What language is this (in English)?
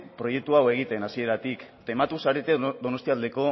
Basque